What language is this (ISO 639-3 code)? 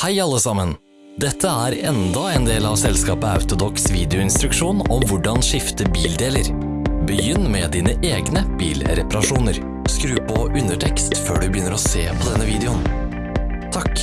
nor